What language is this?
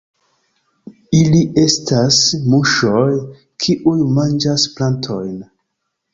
Esperanto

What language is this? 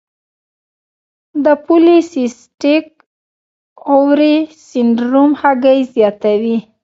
Pashto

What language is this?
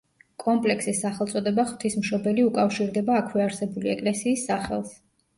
Georgian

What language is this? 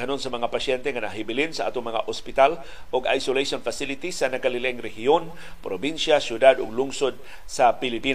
Filipino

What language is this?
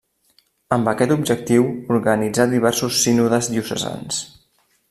Catalan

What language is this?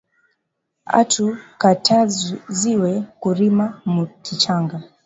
Swahili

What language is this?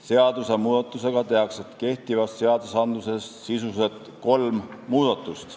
Estonian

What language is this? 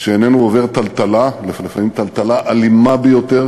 Hebrew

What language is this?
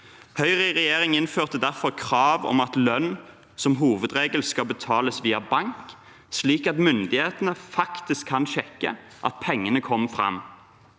Norwegian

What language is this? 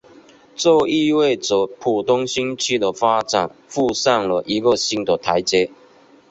Chinese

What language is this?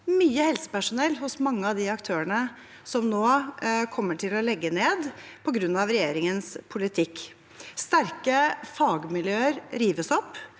Norwegian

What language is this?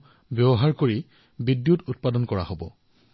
Assamese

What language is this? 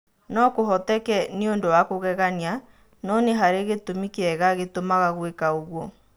Kikuyu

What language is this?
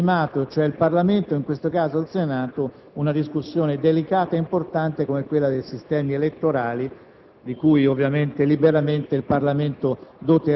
Italian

